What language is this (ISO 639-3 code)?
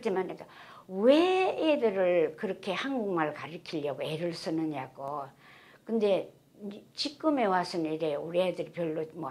kor